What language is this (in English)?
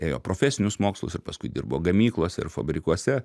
Lithuanian